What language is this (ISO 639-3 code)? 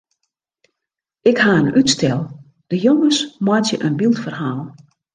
fry